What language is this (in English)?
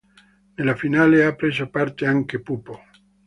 Italian